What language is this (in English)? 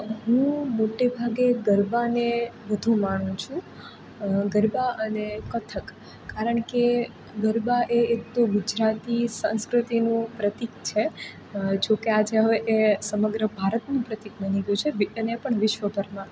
Gujarati